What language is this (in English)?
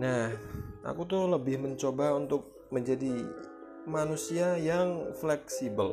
Indonesian